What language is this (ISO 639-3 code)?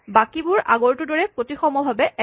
asm